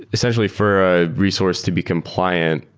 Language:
English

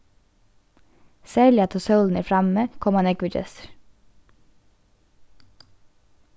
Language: Faroese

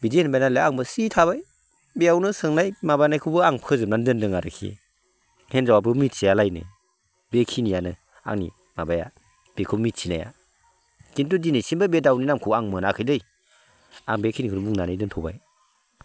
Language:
Bodo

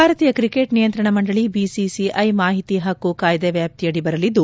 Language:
Kannada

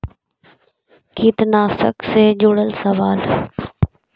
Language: Magahi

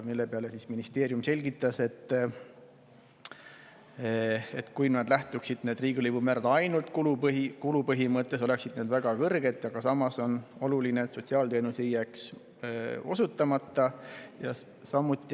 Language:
Estonian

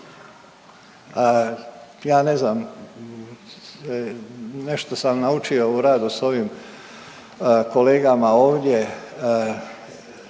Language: Croatian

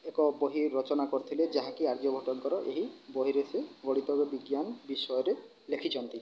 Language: Odia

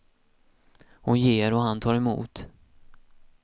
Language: Swedish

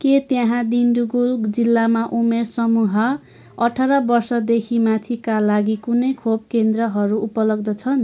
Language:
Nepali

